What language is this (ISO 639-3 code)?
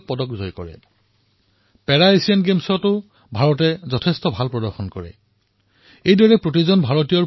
asm